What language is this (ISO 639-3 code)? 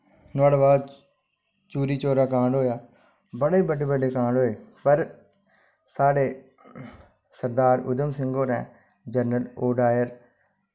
doi